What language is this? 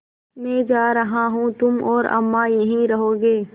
Hindi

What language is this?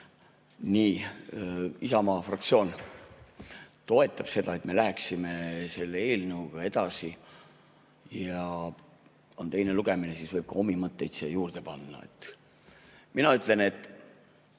Estonian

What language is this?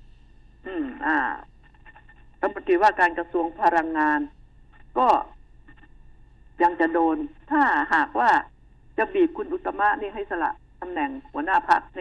Thai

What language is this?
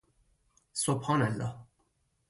Persian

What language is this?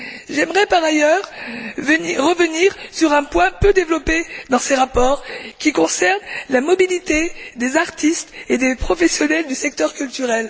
French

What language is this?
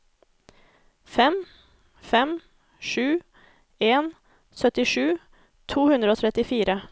Norwegian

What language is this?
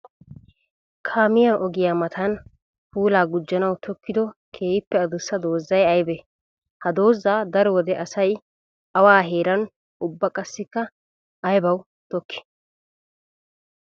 Wolaytta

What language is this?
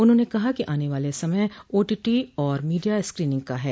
Hindi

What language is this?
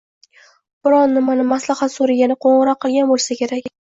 Uzbek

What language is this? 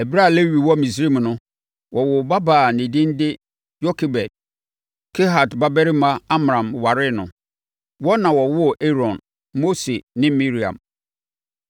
Akan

